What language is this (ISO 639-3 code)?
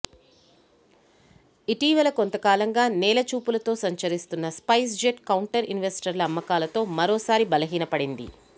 tel